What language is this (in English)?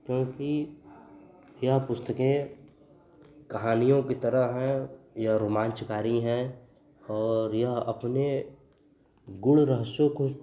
Hindi